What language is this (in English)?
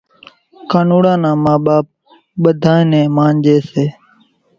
Kachi Koli